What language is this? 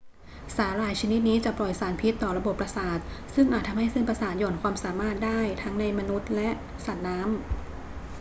Thai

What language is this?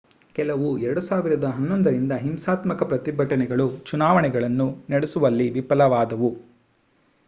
Kannada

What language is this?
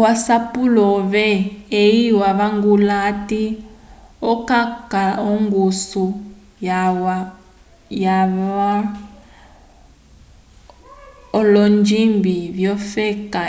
Umbundu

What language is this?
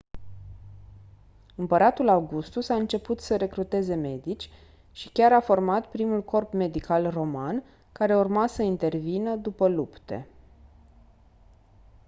Romanian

